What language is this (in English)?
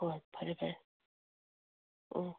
Manipuri